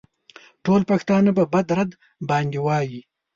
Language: Pashto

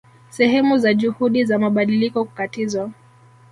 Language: Swahili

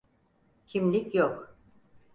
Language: Turkish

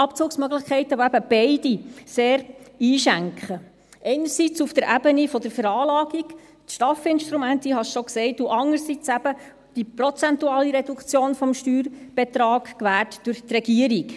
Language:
Swiss German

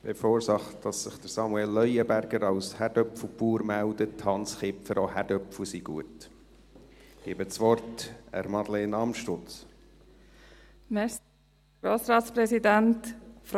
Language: Swiss German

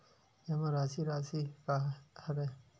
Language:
Chhattisgarhi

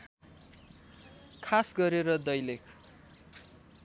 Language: Nepali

